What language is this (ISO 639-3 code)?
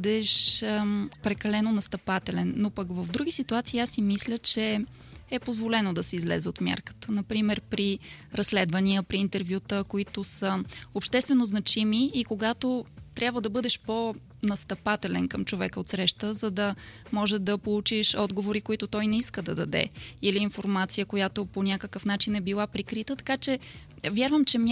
bul